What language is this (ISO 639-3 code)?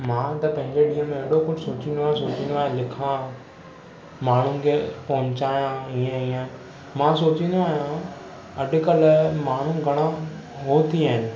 snd